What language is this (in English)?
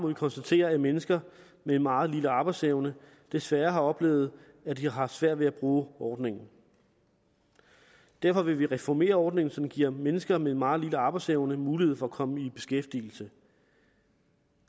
Danish